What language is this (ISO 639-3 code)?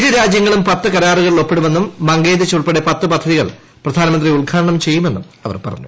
mal